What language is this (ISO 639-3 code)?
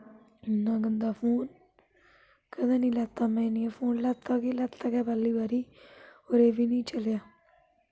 doi